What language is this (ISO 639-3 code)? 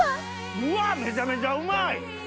jpn